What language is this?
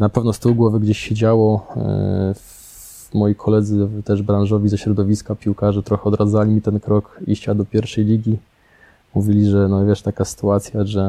Polish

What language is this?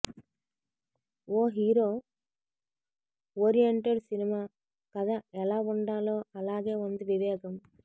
Telugu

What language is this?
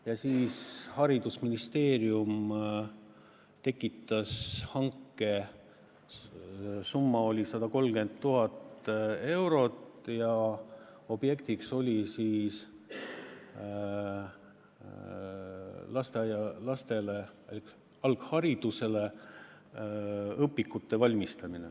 Estonian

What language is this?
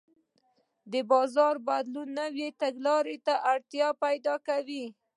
Pashto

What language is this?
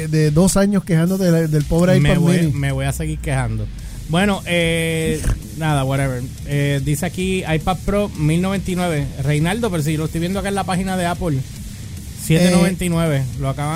Spanish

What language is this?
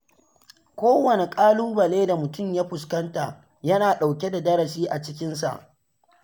Hausa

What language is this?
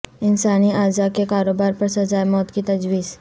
Urdu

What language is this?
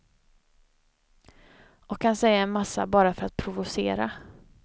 Swedish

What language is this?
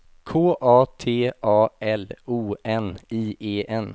Swedish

